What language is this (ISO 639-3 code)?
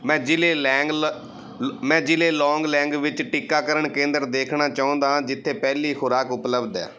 pan